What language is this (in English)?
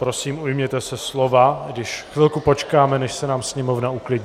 Czech